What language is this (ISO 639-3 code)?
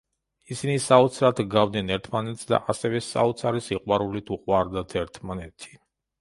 kat